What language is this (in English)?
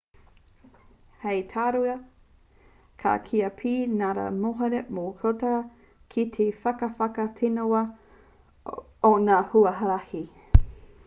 Māori